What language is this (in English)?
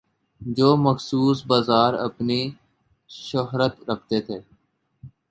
Urdu